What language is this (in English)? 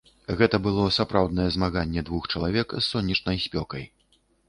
Belarusian